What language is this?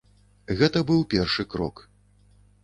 Belarusian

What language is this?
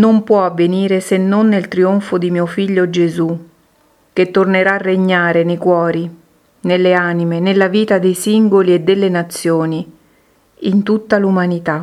Italian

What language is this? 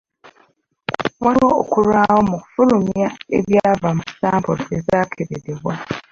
Ganda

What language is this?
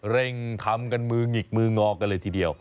Thai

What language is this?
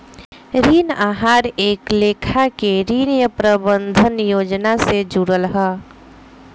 Bhojpuri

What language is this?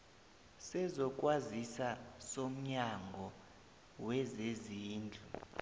South Ndebele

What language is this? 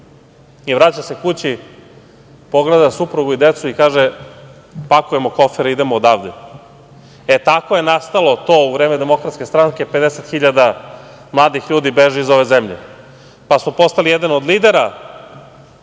Serbian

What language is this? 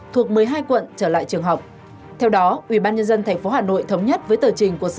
Vietnamese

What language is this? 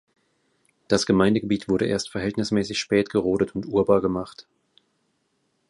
German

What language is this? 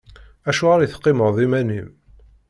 Kabyle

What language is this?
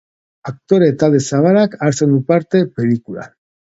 Basque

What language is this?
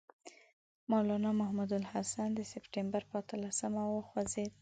Pashto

